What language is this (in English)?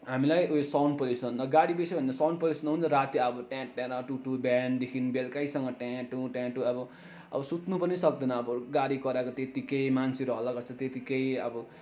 Nepali